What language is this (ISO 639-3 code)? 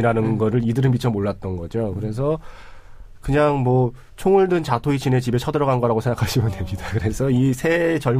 kor